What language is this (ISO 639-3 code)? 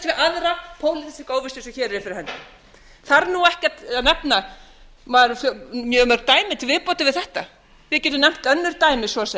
isl